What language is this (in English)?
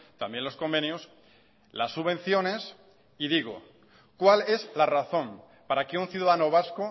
Spanish